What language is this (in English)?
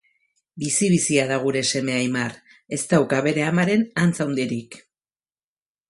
Basque